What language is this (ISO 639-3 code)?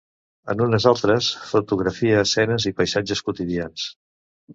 cat